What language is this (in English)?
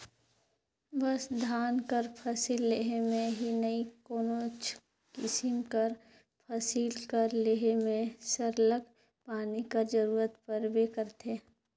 Chhattisgarhi